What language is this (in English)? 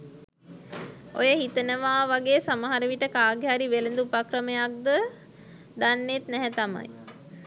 Sinhala